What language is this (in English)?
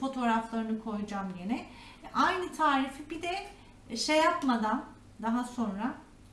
Turkish